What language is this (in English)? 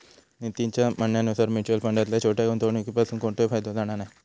Marathi